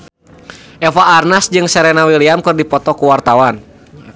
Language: Sundanese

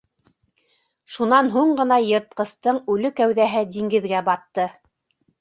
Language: Bashkir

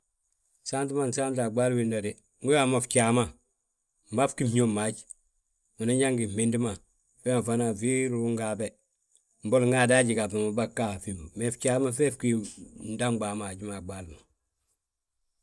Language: Balanta-Ganja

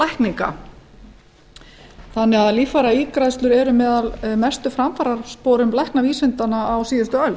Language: Icelandic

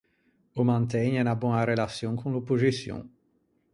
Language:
Ligurian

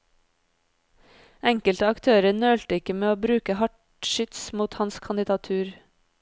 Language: Norwegian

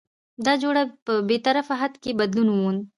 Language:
Pashto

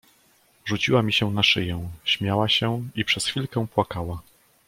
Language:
Polish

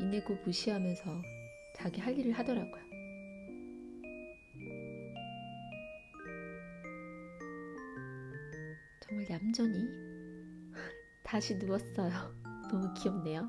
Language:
Korean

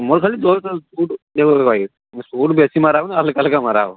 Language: Odia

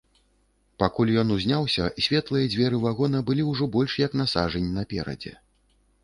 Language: Belarusian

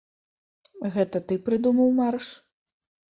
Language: Belarusian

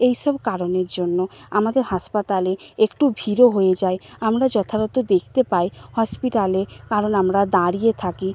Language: Bangla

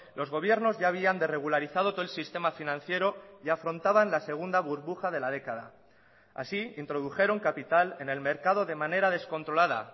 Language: Spanish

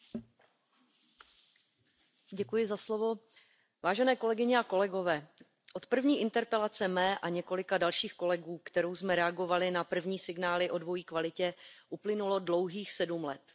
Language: Czech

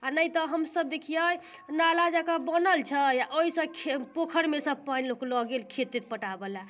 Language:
Maithili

